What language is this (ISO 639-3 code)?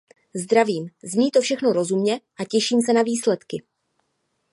ces